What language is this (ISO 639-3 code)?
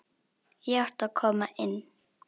isl